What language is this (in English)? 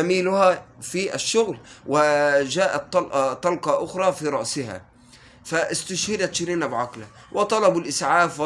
Arabic